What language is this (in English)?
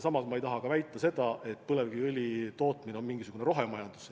Estonian